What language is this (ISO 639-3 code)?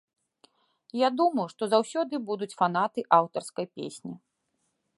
bel